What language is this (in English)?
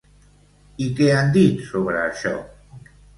Catalan